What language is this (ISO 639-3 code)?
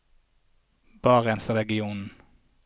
nor